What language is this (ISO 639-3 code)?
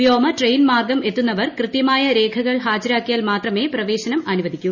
mal